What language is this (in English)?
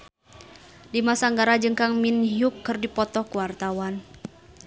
Sundanese